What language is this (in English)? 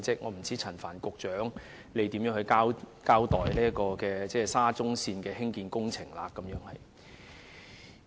Cantonese